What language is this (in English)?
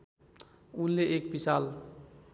Nepali